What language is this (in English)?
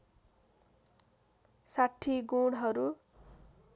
Nepali